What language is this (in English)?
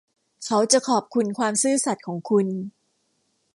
Thai